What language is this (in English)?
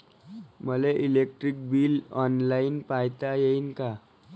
Marathi